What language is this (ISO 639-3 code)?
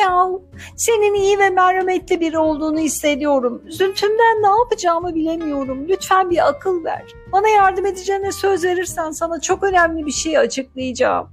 tur